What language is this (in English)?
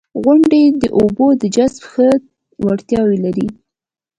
Pashto